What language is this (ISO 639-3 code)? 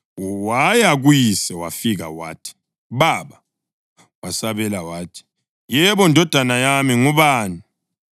nde